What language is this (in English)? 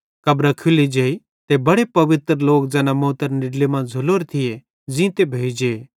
Bhadrawahi